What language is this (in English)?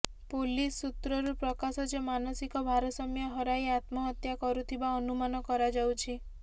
Odia